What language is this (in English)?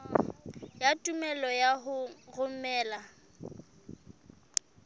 Southern Sotho